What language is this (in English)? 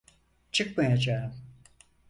Turkish